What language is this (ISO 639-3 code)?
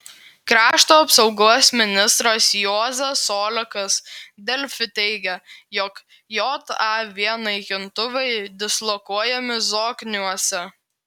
lit